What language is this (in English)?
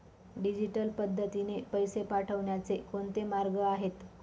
Marathi